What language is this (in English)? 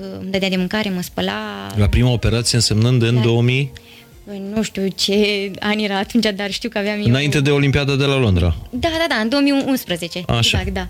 Romanian